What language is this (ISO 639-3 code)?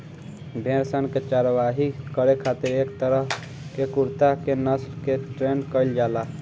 bho